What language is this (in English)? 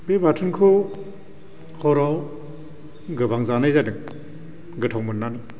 Bodo